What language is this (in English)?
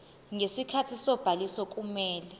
Zulu